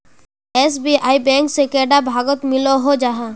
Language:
Magahi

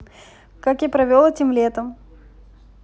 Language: Russian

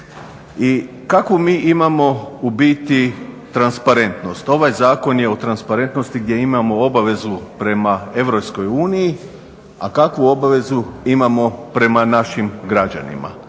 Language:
Croatian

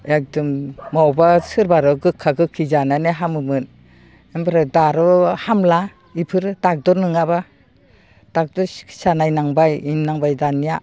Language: Bodo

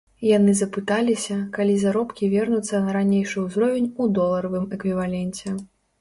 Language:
Belarusian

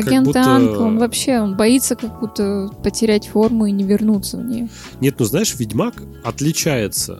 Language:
Russian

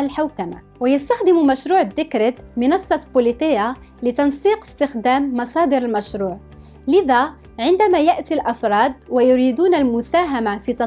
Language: Arabic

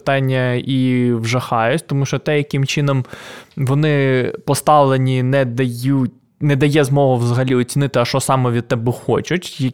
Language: Ukrainian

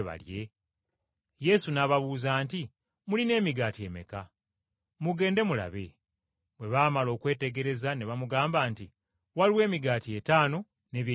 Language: Ganda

